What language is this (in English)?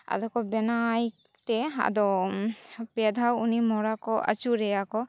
Santali